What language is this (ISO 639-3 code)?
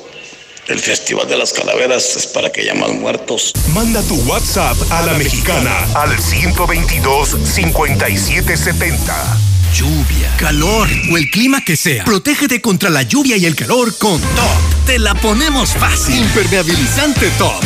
spa